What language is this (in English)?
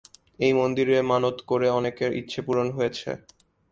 Bangla